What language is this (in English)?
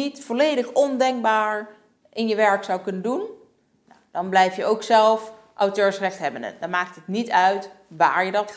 Dutch